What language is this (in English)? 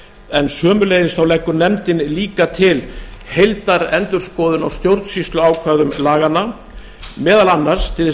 Icelandic